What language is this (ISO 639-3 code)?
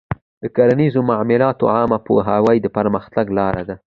pus